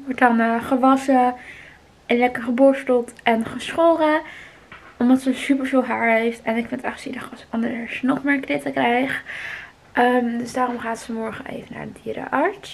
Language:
Dutch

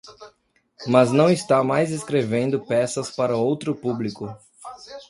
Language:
Portuguese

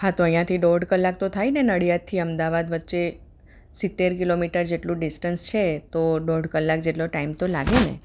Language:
Gujarati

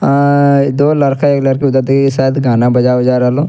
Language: Angika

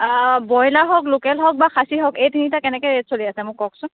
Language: Assamese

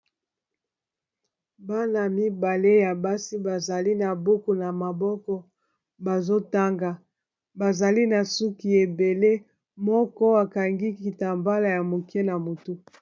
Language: Lingala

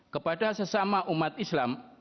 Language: Indonesian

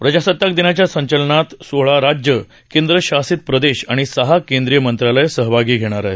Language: Marathi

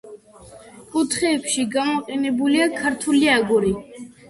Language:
Georgian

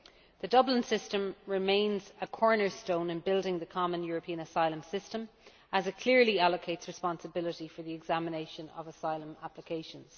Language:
English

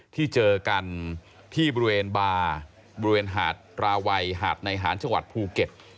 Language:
Thai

